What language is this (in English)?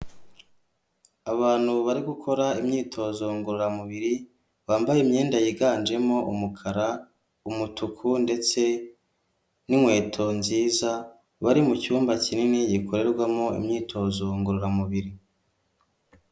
Kinyarwanda